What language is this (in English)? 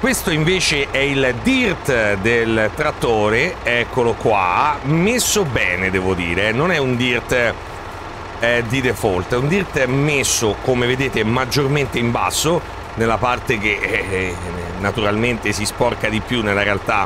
Italian